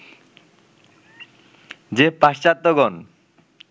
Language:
Bangla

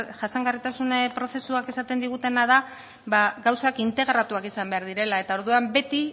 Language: Basque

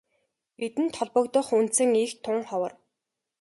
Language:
Mongolian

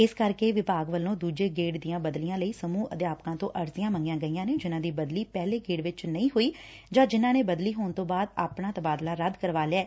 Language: Punjabi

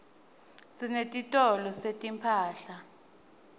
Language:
Swati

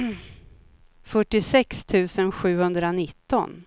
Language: Swedish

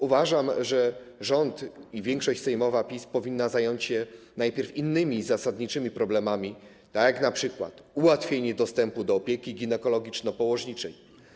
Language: Polish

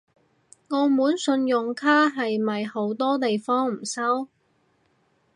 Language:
Cantonese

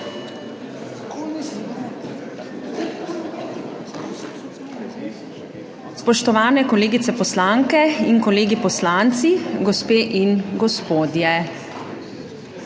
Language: Slovenian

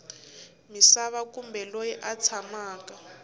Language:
Tsonga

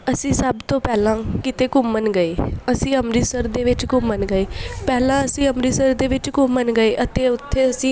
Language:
Punjabi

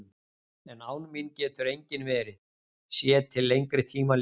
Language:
Icelandic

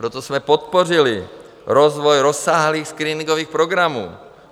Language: Czech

